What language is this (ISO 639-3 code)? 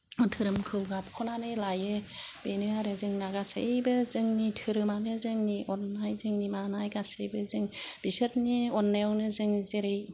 brx